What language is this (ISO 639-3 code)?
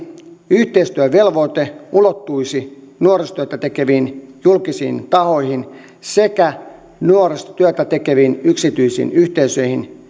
fin